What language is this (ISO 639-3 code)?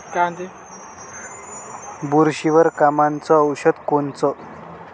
mar